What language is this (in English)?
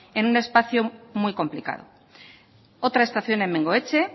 Spanish